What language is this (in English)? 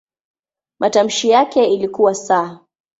Swahili